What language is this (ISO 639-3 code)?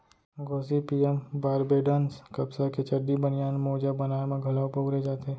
hne